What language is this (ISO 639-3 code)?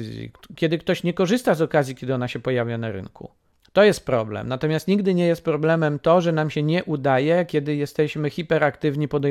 pol